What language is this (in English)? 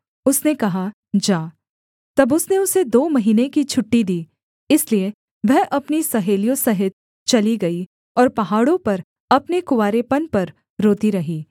Hindi